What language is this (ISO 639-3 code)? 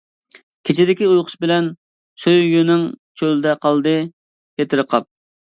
uig